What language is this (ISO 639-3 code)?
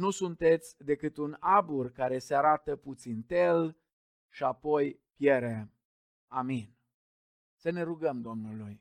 ron